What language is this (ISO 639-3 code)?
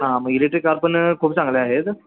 mar